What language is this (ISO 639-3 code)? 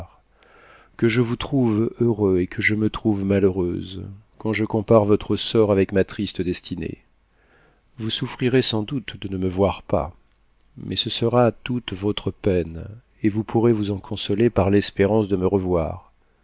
fra